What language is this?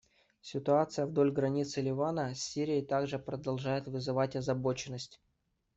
Russian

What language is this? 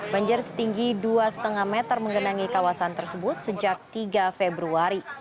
Indonesian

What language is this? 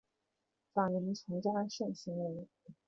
Chinese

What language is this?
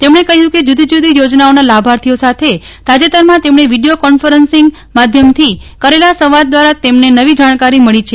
Gujarati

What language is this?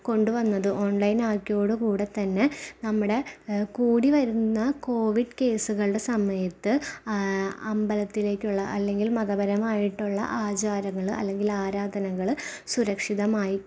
Malayalam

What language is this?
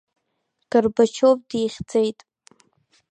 Abkhazian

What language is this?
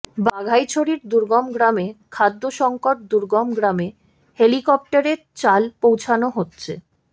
Bangla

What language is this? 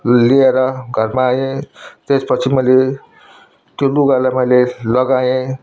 Nepali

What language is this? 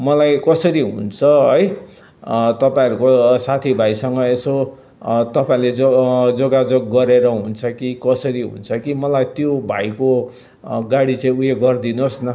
Nepali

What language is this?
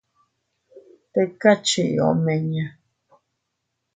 Teutila Cuicatec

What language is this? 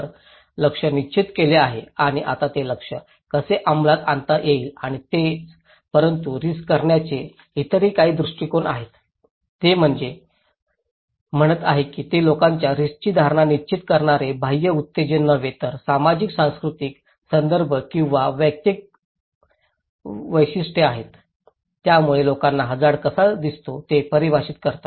Marathi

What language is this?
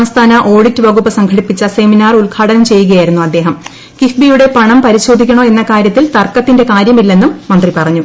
Malayalam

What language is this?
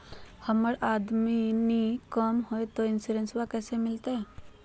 Magahi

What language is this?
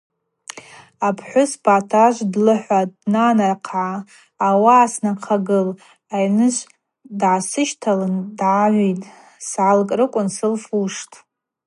Abaza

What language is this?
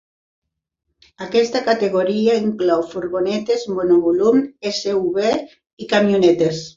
Catalan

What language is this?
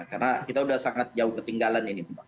Indonesian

